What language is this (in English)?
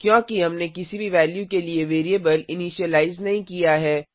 Hindi